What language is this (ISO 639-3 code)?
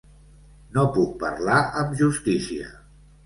cat